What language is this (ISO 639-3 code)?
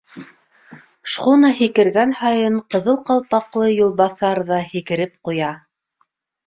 bak